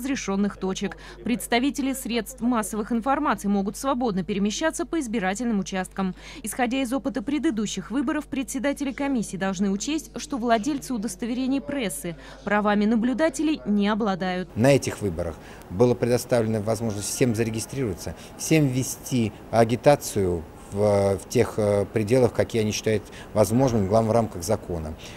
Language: Russian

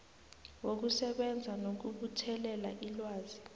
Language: South Ndebele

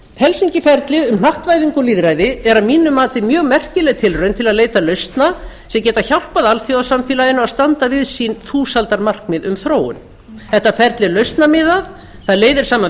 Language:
Icelandic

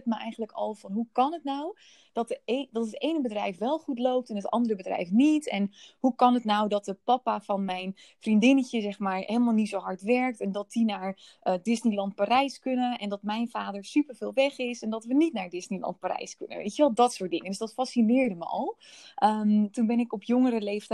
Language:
Dutch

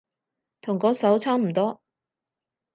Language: Cantonese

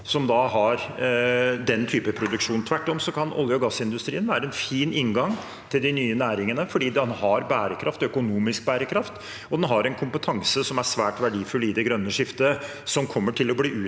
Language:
Norwegian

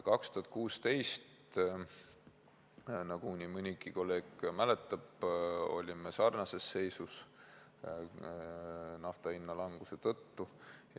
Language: Estonian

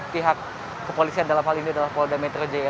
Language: Indonesian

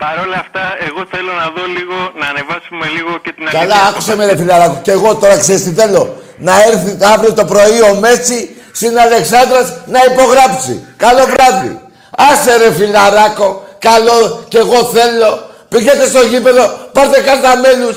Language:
Greek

